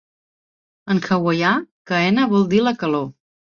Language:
Catalan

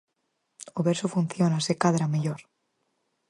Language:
Galician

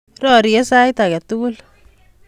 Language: Kalenjin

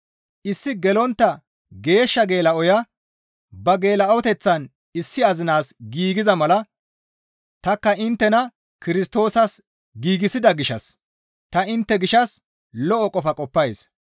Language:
Gamo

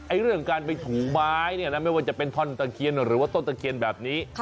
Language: Thai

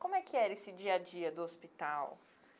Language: Portuguese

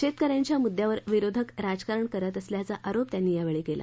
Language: Marathi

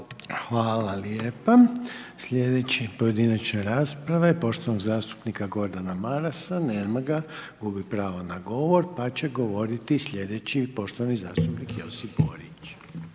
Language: Croatian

